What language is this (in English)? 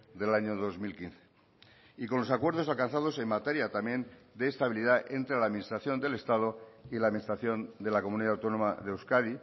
Spanish